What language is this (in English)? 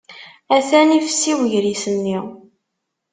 Kabyle